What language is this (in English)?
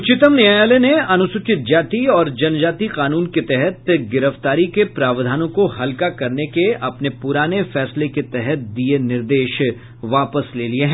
Hindi